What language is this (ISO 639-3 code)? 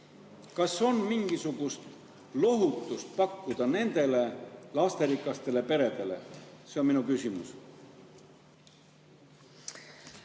est